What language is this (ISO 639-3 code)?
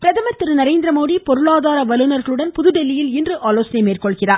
tam